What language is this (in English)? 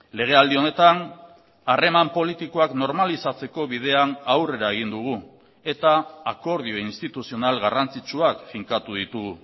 Basque